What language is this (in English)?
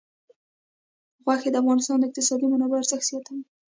Pashto